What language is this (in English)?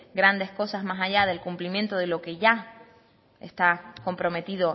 Spanish